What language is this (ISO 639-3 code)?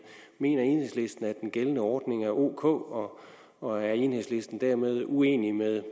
dan